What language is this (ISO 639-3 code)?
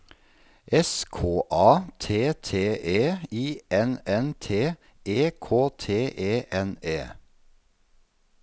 nor